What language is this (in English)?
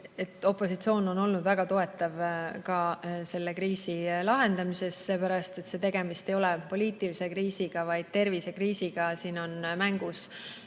Estonian